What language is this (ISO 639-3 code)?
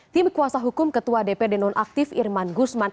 ind